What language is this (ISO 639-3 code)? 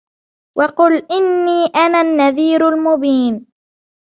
ara